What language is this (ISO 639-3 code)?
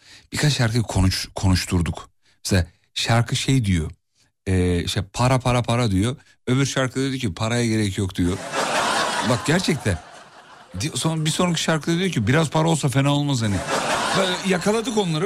tur